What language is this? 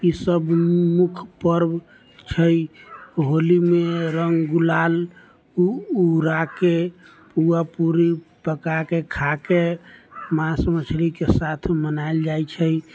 Maithili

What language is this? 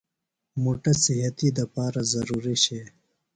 Phalura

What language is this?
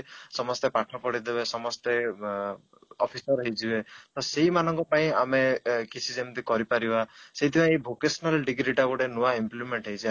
Odia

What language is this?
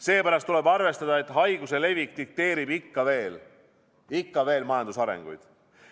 Estonian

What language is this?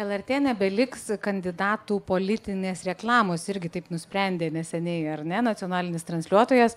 Lithuanian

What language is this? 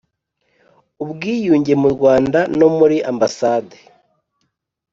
Kinyarwanda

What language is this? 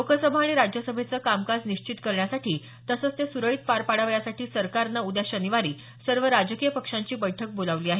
Marathi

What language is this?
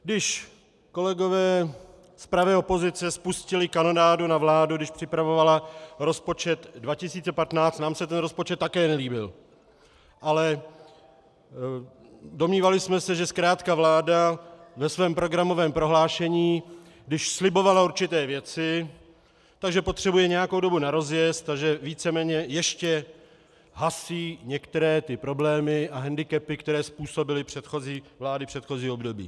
Czech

